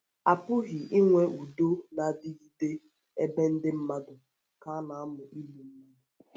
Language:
Igbo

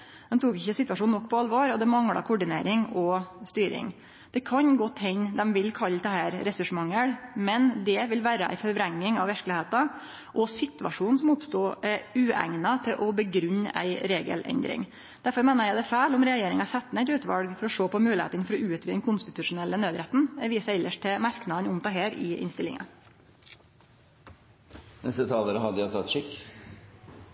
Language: Norwegian Nynorsk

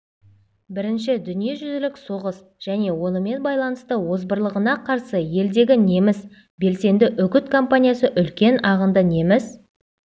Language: Kazakh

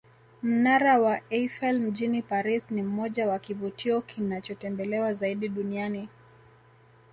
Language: Swahili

